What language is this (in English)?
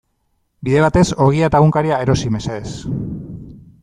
Basque